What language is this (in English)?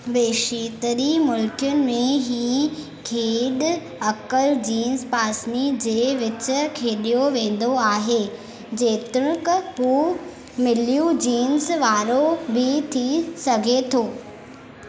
Sindhi